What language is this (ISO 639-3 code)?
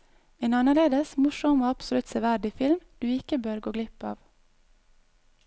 nor